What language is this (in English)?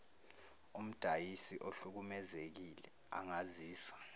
Zulu